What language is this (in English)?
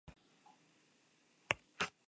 Spanish